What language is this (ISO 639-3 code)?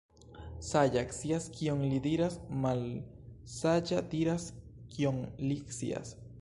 epo